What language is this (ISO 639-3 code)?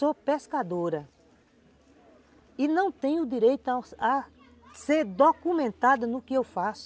por